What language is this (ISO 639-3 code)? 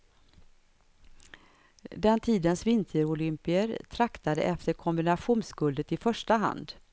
swe